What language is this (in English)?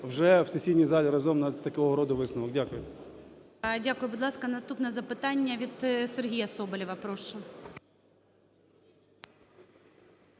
Ukrainian